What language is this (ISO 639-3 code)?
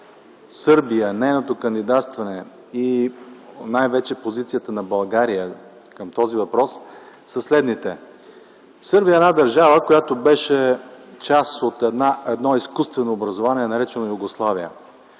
bul